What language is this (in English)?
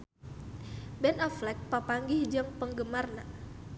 Sundanese